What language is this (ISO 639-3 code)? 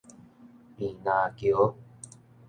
nan